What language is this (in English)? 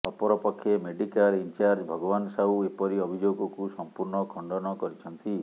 Odia